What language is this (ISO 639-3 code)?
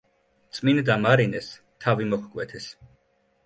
kat